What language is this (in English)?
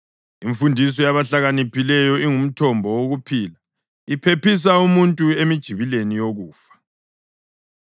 North Ndebele